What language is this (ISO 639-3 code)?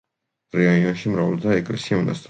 kat